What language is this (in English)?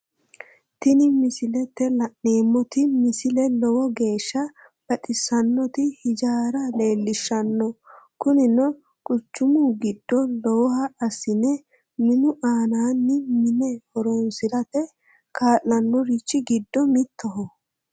Sidamo